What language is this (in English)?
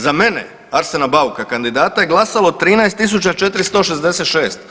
Croatian